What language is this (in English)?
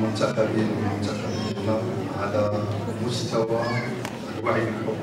Arabic